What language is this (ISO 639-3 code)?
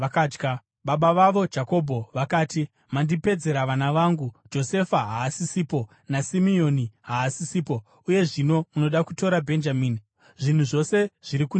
sna